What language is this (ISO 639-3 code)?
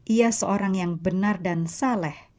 ind